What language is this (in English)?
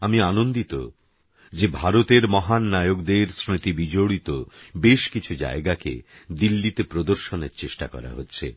Bangla